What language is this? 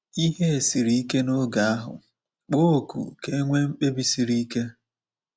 Igbo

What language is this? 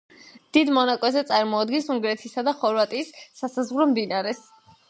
Georgian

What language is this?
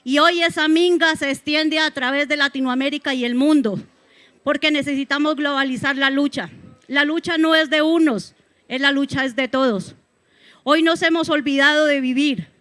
Spanish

